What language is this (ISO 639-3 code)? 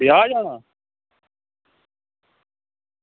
doi